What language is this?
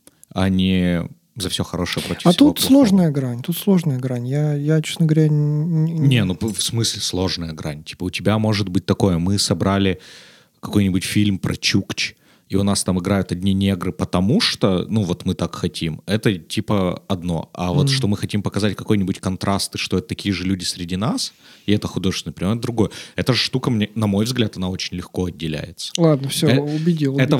Russian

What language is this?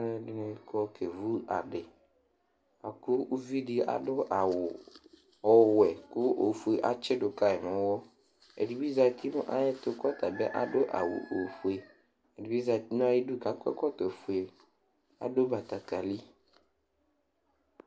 Ikposo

